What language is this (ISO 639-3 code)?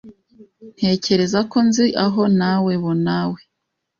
kin